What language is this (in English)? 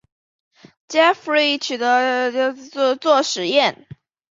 Chinese